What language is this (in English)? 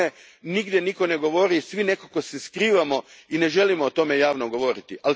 Croatian